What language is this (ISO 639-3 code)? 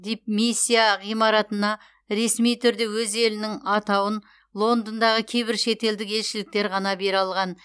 kaz